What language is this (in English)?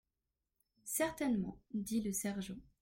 French